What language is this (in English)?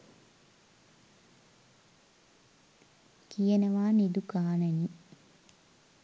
Sinhala